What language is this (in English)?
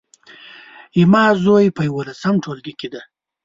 Pashto